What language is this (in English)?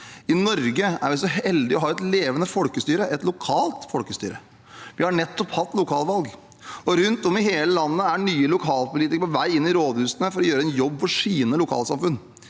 Norwegian